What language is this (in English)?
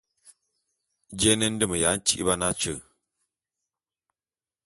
Bulu